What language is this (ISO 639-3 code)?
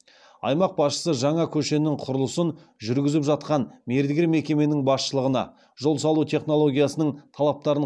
kaz